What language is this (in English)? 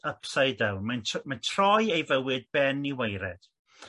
Welsh